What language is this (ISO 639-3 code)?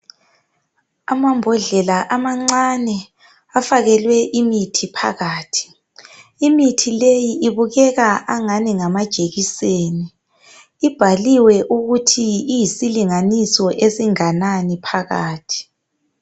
nde